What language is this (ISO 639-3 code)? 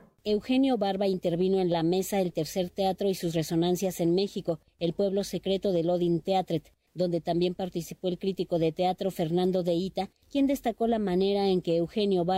spa